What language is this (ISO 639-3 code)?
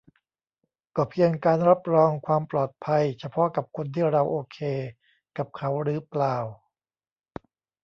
tha